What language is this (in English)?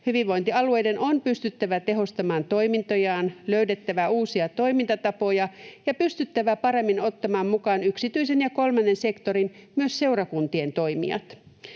Finnish